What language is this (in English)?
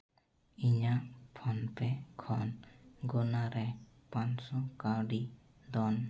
Santali